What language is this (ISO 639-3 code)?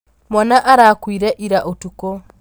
kik